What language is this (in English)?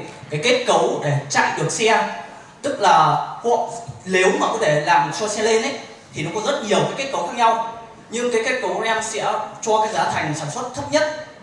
Vietnamese